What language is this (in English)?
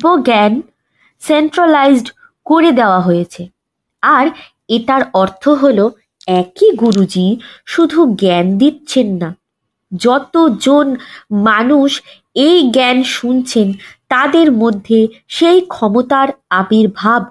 Bangla